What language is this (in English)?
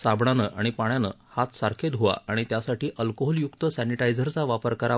Marathi